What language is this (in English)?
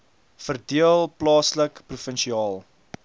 Afrikaans